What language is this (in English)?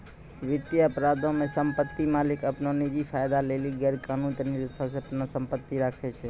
Maithili